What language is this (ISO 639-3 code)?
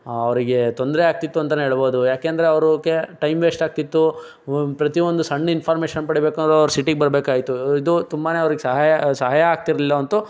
kan